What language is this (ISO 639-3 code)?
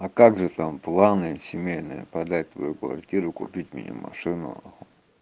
rus